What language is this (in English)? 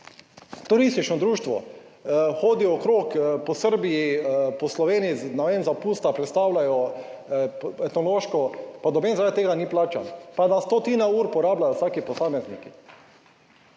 Slovenian